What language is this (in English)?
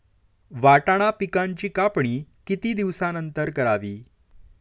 Marathi